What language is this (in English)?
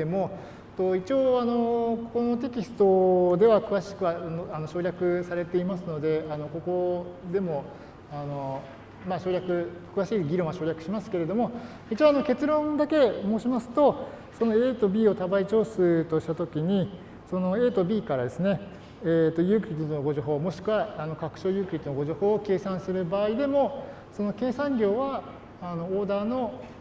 Japanese